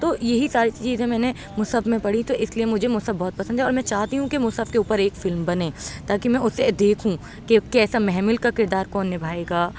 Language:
Urdu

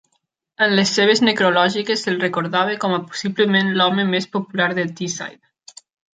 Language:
Catalan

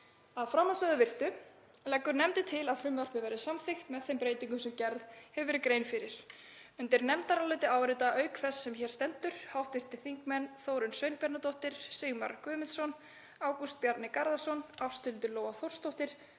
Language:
Icelandic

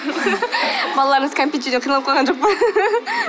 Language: Kazakh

